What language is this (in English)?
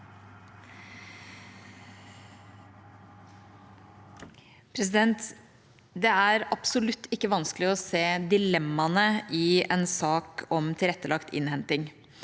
Norwegian